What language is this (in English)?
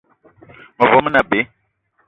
Eton (Cameroon)